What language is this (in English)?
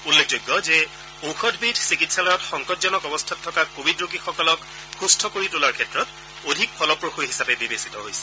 Assamese